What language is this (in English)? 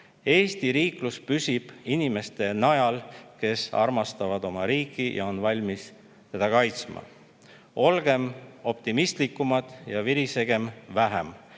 Estonian